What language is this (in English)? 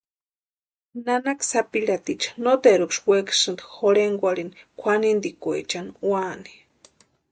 Western Highland Purepecha